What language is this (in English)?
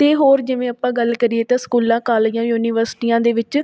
Punjabi